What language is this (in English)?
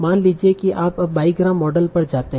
Hindi